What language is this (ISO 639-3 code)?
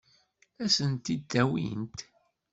kab